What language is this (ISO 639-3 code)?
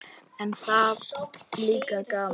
isl